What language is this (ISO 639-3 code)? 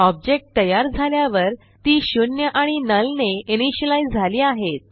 mar